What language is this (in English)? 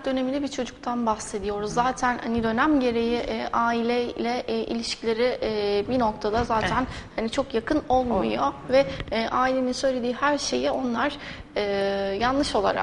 Turkish